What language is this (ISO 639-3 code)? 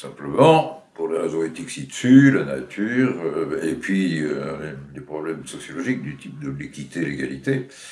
fra